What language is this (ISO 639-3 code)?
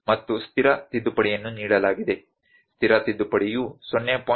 kan